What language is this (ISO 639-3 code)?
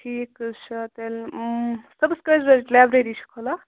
kas